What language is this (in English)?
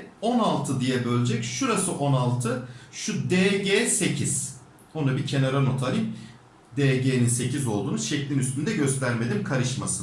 Turkish